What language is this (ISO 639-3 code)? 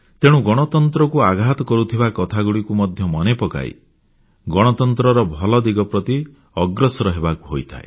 ori